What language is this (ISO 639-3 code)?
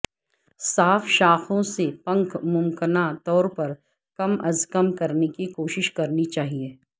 urd